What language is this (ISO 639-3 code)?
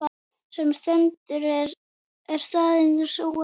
isl